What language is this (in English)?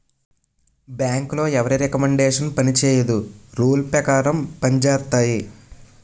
Telugu